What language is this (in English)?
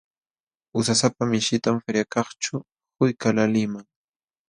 Jauja Wanca Quechua